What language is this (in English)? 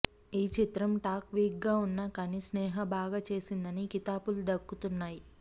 Telugu